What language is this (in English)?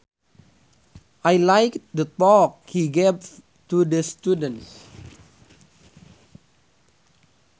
Sundanese